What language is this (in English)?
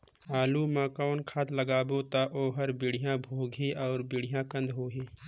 Chhattisgarhi